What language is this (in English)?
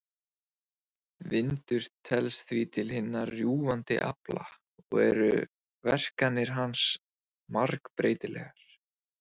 Icelandic